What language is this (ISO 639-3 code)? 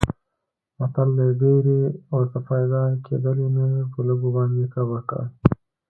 pus